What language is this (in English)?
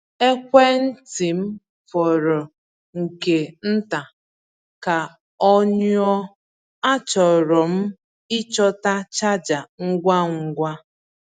Igbo